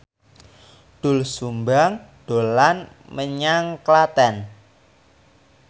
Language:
Javanese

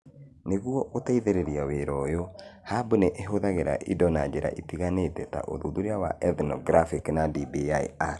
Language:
Kikuyu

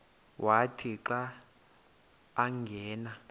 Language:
Xhosa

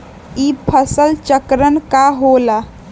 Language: Magahi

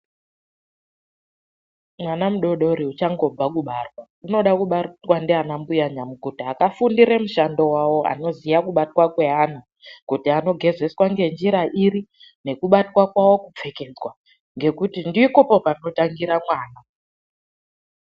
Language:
Ndau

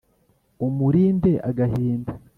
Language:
Kinyarwanda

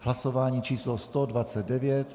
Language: Czech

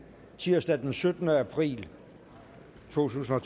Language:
Danish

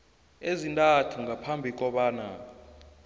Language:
South Ndebele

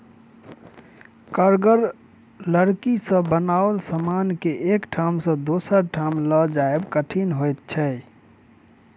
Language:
Maithili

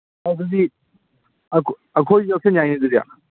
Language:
Manipuri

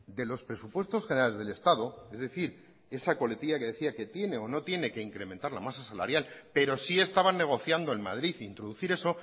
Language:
Spanish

